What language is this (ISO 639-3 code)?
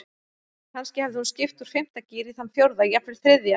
isl